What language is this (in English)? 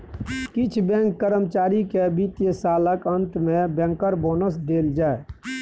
Maithili